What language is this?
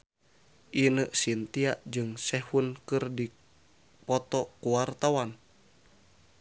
Sundanese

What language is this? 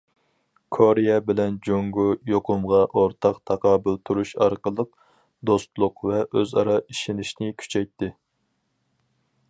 Uyghur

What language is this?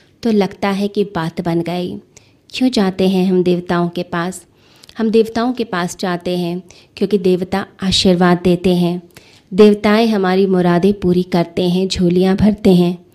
Hindi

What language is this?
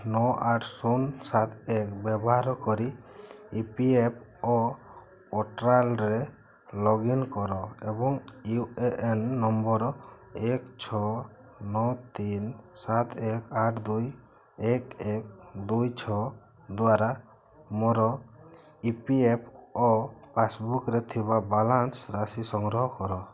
Odia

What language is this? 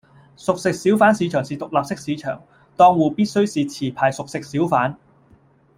Cantonese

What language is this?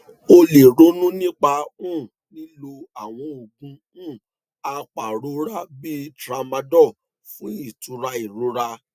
Yoruba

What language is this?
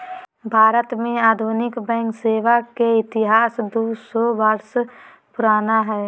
Magahi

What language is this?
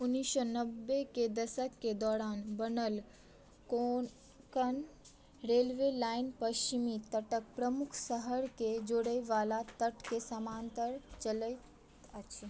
Maithili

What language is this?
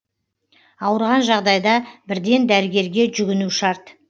Kazakh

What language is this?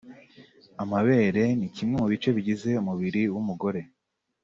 Kinyarwanda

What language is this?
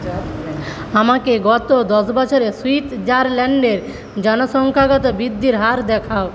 Bangla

